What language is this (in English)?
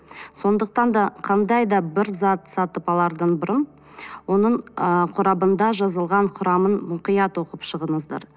Kazakh